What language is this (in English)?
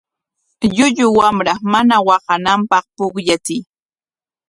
Corongo Ancash Quechua